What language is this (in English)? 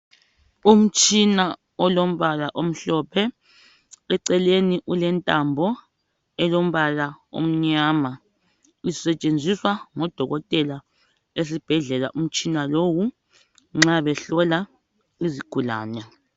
North Ndebele